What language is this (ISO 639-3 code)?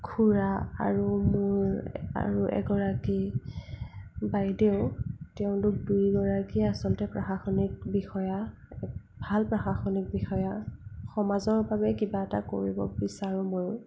asm